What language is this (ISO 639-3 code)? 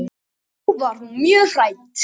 isl